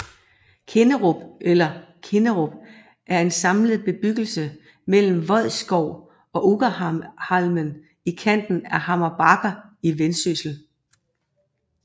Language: Danish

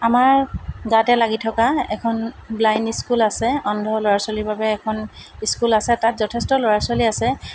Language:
Assamese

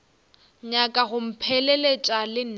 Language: Northern Sotho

